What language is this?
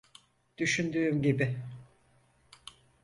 Turkish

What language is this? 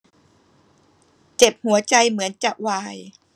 Thai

